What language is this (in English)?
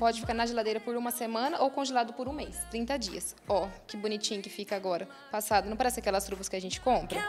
Portuguese